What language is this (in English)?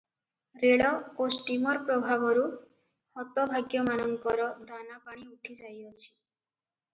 Odia